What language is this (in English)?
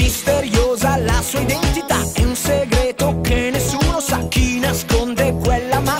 Italian